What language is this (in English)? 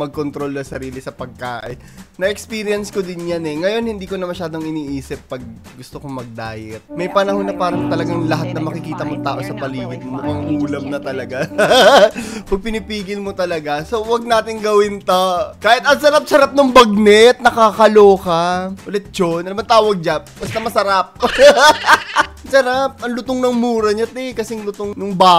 Filipino